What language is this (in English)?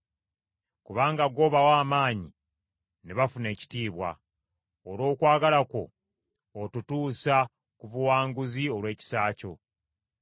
Ganda